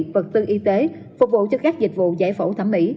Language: Vietnamese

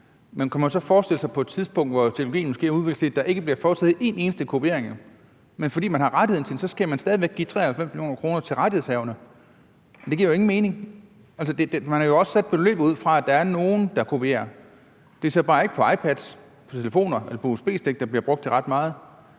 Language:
Danish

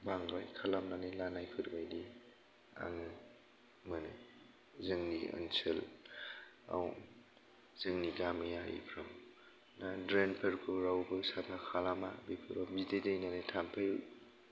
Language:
Bodo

